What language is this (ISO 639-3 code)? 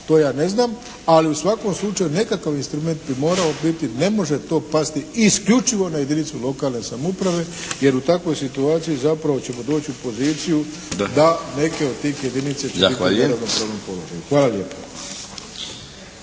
hrv